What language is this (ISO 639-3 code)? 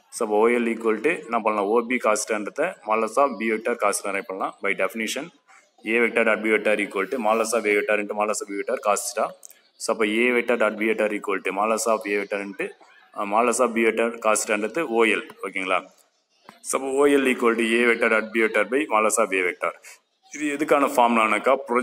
tam